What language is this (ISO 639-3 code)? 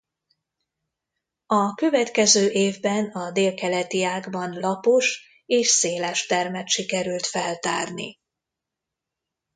hun